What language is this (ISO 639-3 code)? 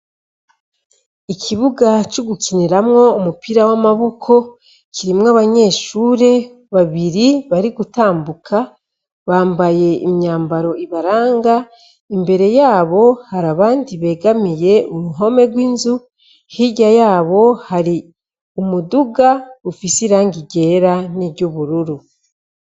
run